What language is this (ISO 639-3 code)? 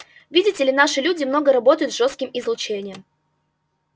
rus